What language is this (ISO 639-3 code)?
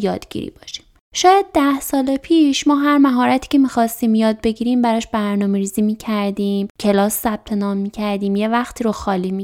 fas